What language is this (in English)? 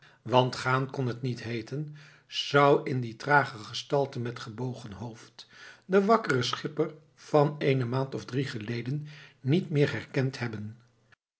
Dutch